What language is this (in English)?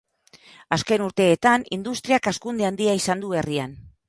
Basque